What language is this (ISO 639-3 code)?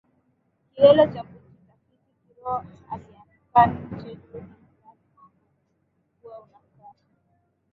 swa